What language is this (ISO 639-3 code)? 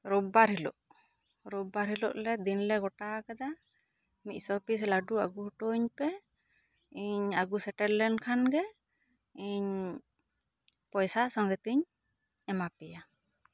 sat